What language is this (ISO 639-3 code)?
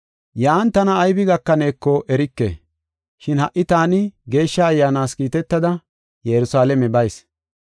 gof